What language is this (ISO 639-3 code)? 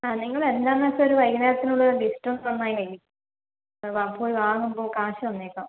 mal